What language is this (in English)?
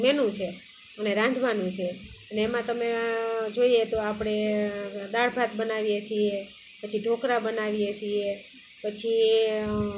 Gujarati